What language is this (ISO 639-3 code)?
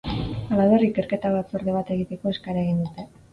eus